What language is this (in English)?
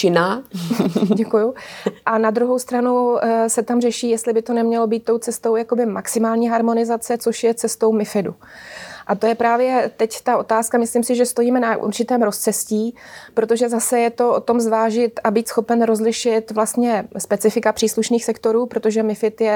Czech